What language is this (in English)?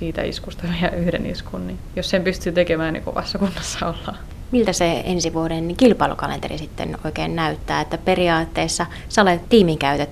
Finnish